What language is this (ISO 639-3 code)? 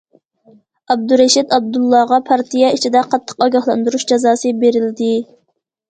uig